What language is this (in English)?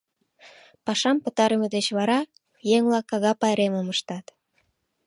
Mari